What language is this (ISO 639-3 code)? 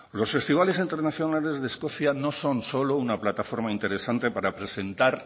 spa